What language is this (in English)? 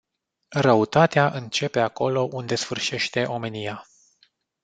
Romanian